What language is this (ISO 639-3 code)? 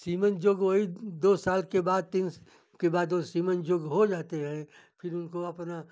hin